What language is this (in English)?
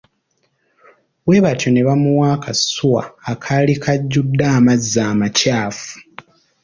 Ganda